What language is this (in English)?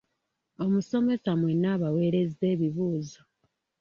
Ganda